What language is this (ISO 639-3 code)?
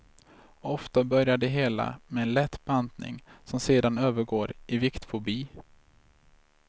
swe